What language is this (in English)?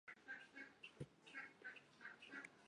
Chinese